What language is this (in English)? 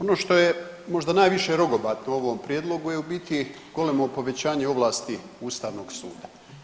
Croatian